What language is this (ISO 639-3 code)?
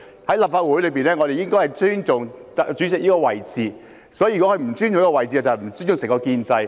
yue